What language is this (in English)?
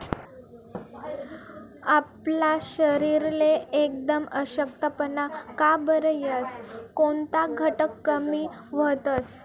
Marathi